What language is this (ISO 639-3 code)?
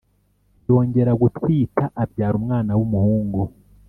kin